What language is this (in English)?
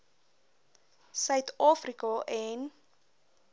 Afrikaans